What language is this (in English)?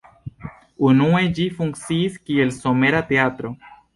Esperanto